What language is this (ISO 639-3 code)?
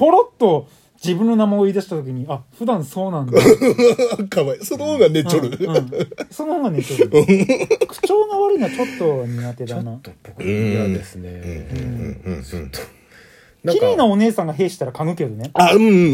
jpn